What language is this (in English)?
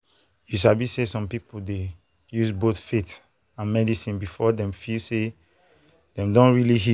Nigerian Pidgin